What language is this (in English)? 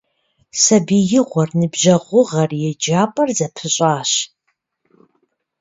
Kabardian